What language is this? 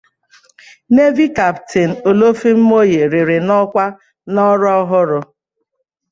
Igbo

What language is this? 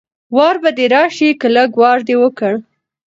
Pashto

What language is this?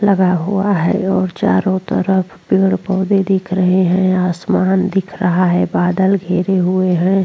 Hindi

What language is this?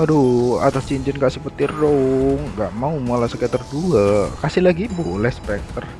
Indonesian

